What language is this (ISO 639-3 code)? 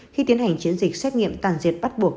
vie